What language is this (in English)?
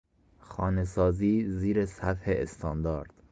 Persian